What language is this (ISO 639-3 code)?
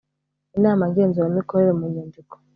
kin